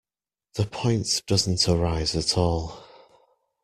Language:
English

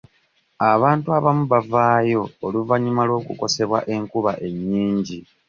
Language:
Ganda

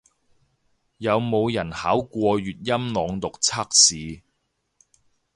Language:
Cantonese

